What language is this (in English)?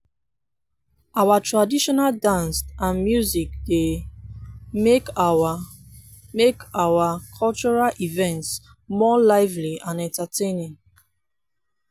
Nigerian Pidgin